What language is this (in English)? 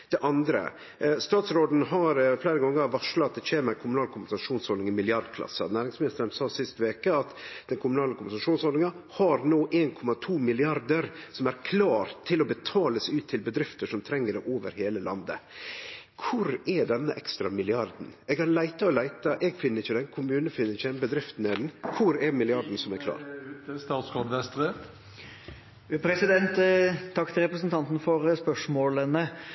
Norwegian